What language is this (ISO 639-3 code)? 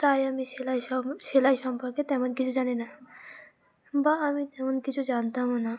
ben